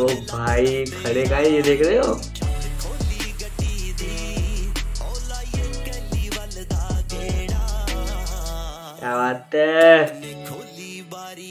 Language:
Hindi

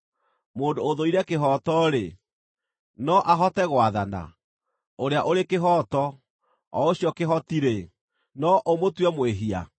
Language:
Kikuyu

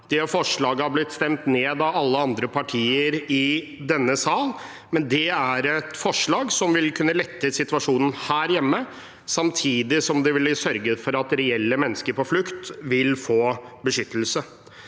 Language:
Norwegian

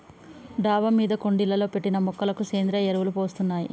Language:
Telugu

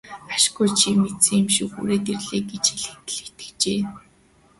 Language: Mongolian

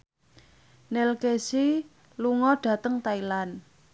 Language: Javanese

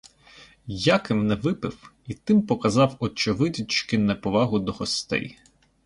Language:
Ukrainian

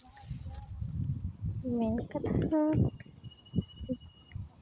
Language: Santali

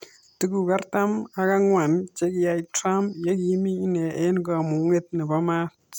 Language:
Kalenjin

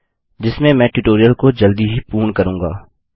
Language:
Hindi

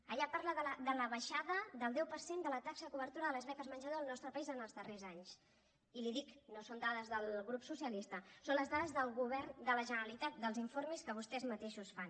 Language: Catalan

